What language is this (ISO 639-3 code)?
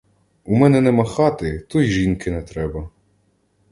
ukr